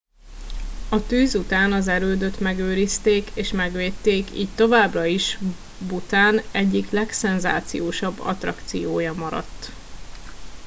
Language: Hungarian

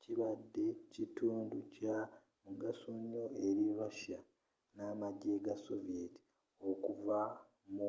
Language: Ganda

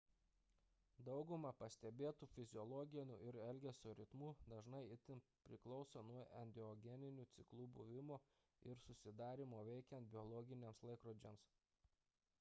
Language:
Lithuanian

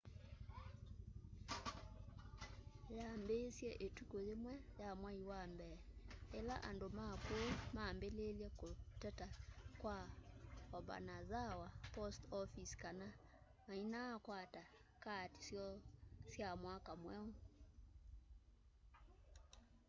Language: Kamba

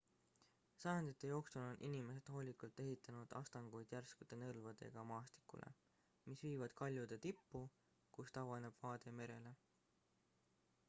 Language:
Estonian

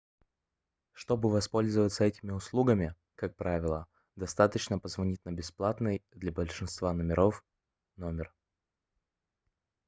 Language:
Russian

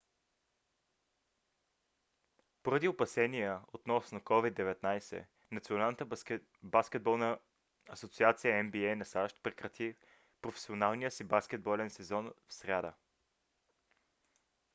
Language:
Bulgarian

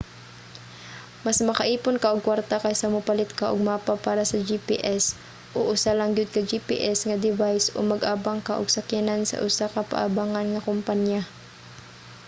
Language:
Cebuano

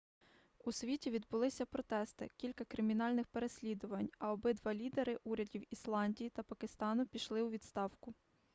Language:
Ukrainian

